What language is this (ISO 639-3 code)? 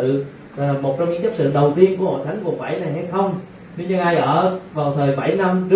vie